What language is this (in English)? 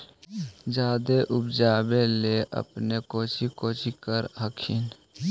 Magahi